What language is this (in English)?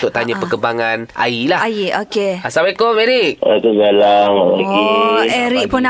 Malay